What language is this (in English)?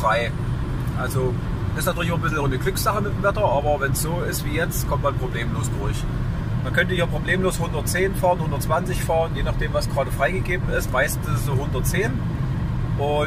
German